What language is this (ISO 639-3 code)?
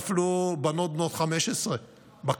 heb